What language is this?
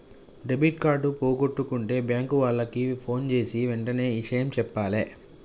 Telugu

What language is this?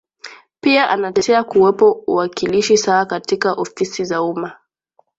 Swahili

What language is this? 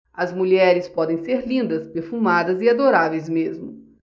Portuguese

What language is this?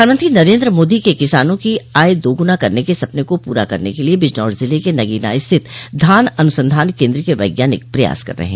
Hindi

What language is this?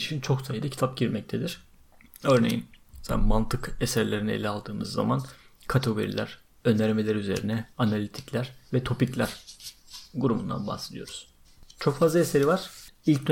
Turkish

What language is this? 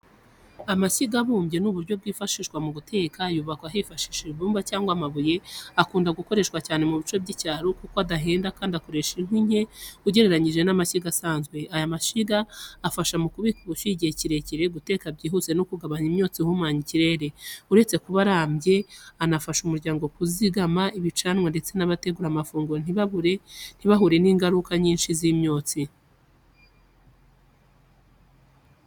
Kinyarwanda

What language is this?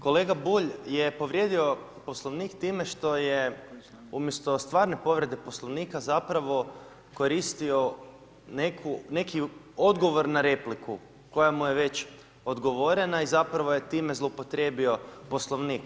Croatian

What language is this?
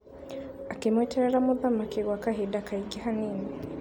Kikuyu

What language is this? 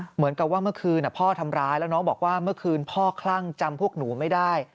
Thai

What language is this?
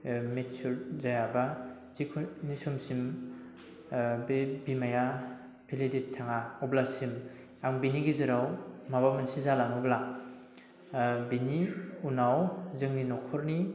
Bodo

